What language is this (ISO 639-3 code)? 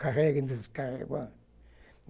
por